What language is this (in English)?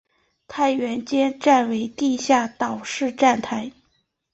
Chinese